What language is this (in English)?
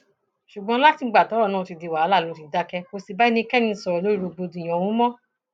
Yoruba